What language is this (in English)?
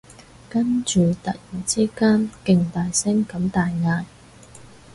Cantonese